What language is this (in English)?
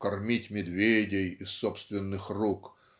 Russian